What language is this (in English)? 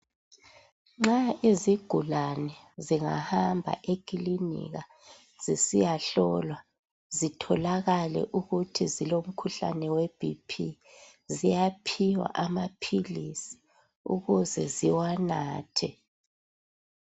North Ndebele